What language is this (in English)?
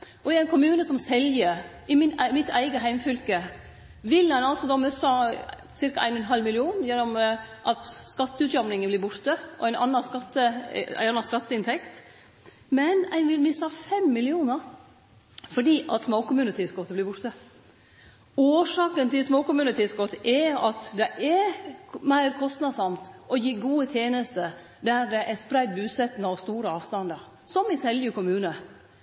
Norwegian Nynorsk